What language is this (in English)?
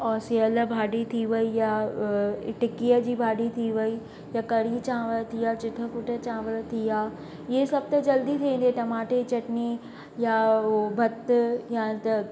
Sindhi